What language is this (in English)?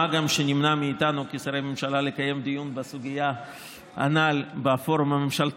Hebrew